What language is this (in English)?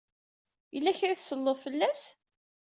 Kabyle